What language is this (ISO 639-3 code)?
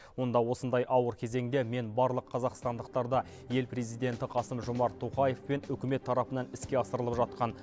kaz